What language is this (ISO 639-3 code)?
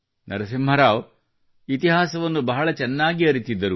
kan